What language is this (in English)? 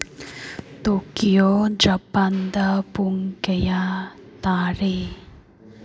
Manipuri